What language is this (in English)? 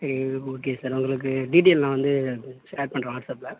Tamil